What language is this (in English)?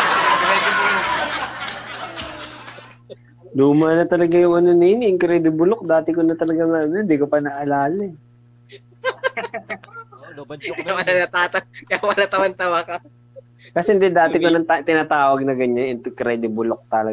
Filipino